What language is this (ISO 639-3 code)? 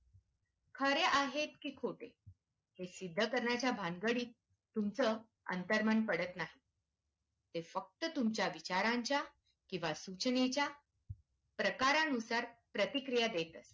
mar